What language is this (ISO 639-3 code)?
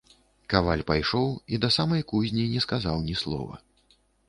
bel